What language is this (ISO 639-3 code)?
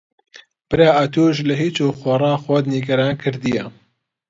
ckb